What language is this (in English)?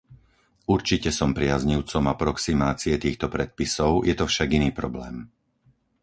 Slovak